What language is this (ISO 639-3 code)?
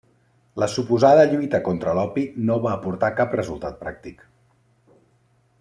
cat